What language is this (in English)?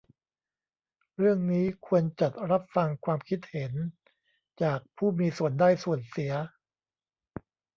Thai